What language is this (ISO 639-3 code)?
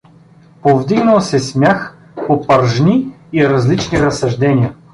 bul